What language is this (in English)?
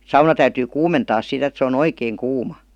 Finnish